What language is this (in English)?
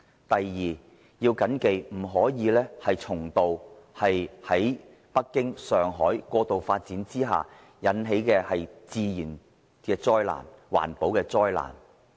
Cantonese